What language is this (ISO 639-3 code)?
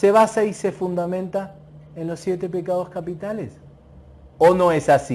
spa